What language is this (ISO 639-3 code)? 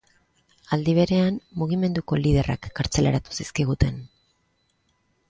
eus